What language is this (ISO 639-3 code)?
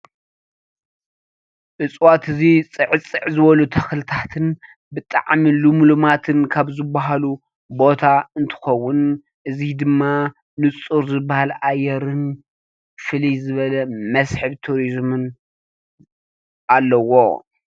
tir